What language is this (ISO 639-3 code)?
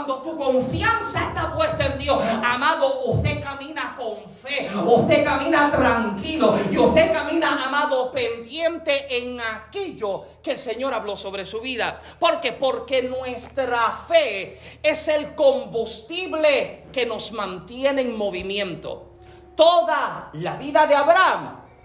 spa